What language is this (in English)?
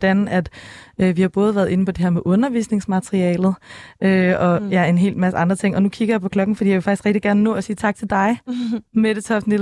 Danish